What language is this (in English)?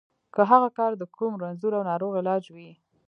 Pashto